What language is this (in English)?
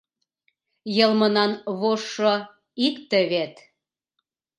Mari